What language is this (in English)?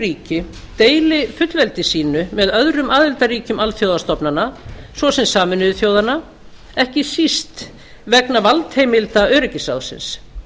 Icelandic